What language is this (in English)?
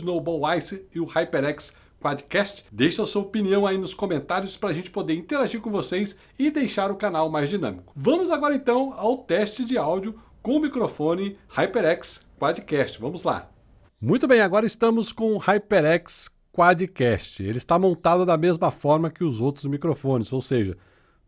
Portuguese